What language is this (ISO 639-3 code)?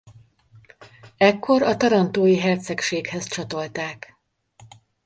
hun